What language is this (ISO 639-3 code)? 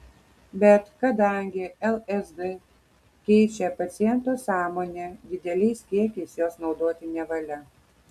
lit